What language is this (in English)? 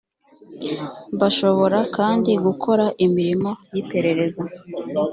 Kinyarwanda